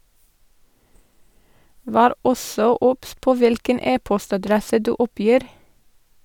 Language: Norwegian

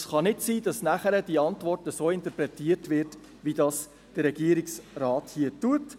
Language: Swiss German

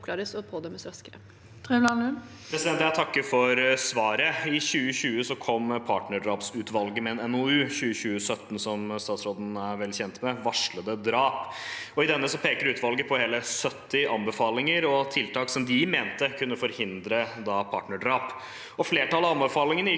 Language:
Norwegian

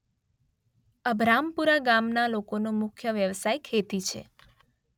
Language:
Gujarati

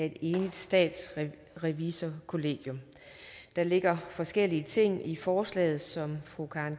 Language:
Danish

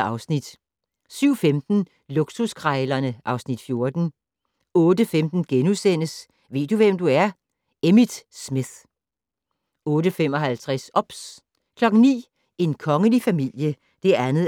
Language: Danish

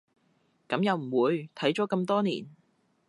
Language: Cantonese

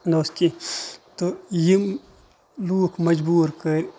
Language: Kashmiri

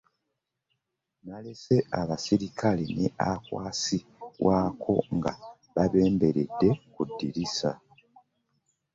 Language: Ganda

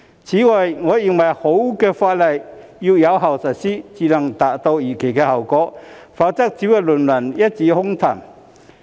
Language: Cantonese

